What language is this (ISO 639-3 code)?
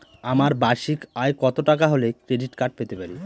ben